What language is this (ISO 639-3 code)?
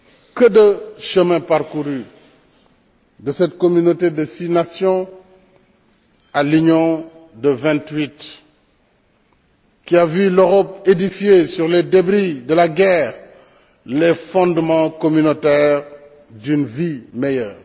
fra